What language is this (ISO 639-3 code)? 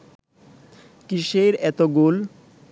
ben